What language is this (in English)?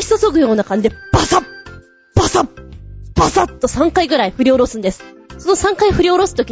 Japanese